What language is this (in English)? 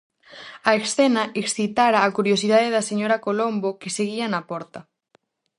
Galician